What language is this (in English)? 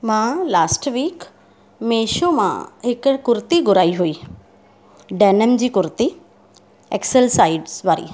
Sindhi